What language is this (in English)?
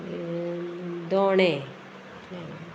Konkani